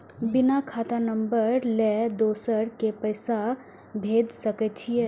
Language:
Maithili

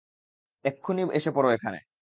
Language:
Bangla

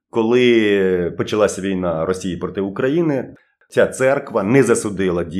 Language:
Ukrainian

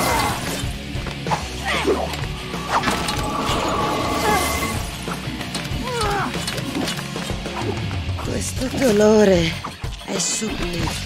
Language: Italian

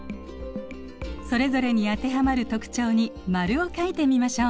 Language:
Japanese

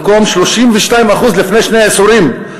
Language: Hebrew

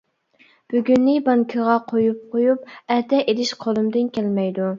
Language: Uyghur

